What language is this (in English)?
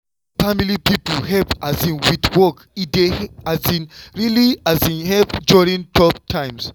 Nigerian Pidgin